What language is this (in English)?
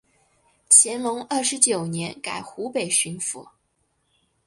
Chinese